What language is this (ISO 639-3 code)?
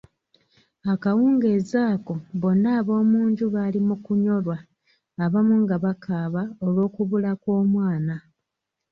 lug